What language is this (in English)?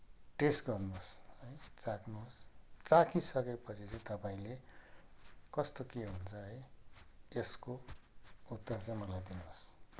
Nepali